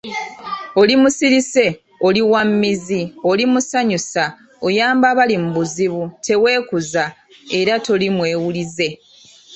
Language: Ganda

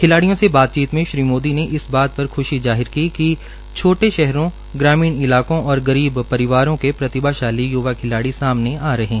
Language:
Hindi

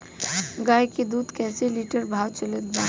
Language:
Bhojpuri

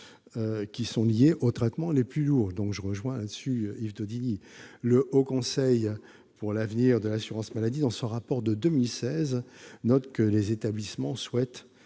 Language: French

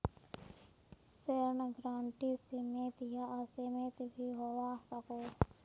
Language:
Magahi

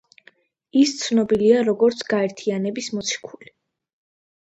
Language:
Georgian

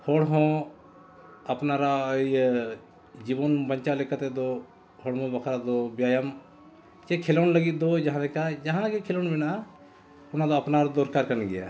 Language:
Santali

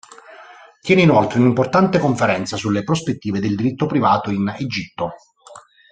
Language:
Italian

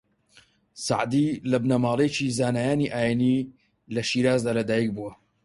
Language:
Central Kurdish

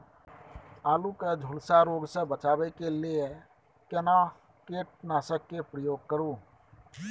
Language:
Maithili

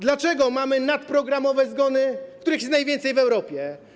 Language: Polish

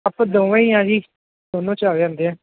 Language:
Punjabi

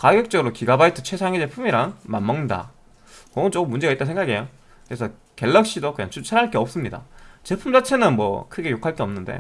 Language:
Korean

